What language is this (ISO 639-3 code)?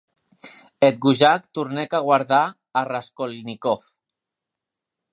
oci